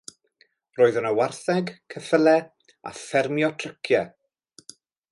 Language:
Welsh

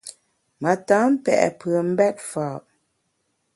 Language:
Bamun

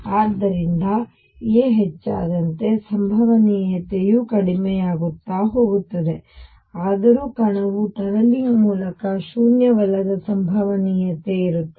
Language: Kannada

